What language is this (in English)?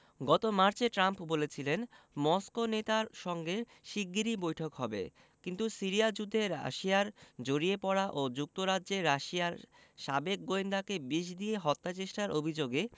Bangla